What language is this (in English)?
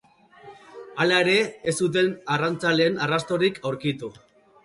Basque